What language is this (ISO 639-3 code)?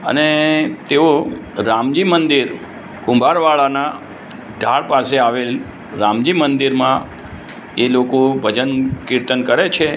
guj